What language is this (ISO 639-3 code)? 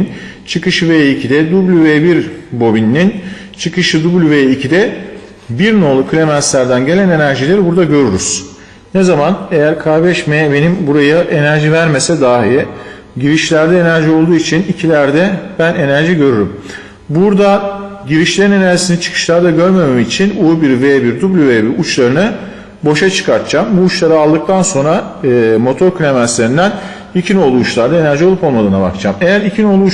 tur